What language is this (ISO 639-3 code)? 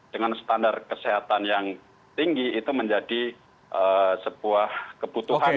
ind